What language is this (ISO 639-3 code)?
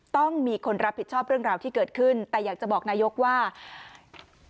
tha